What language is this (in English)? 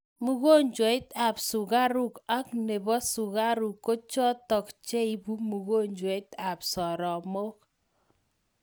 Kalenjin